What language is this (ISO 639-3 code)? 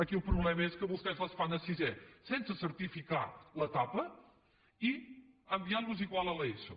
cat